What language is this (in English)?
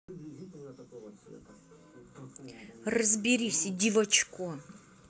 Russian